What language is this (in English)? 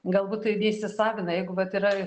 Lithuanian